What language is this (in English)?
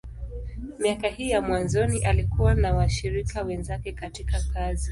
Swahili